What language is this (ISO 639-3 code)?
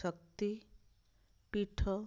ori